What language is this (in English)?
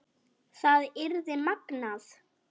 Icelandic